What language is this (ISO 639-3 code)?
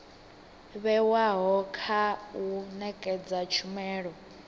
ven